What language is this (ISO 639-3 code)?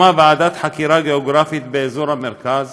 heb